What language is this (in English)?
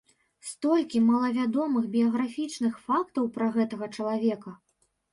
Belarusian